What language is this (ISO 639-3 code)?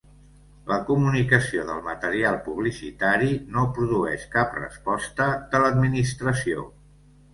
cat